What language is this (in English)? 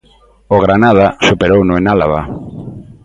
Galician